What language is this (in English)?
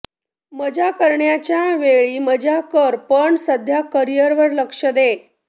Marathi